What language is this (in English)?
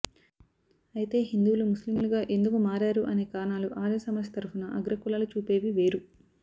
Telugu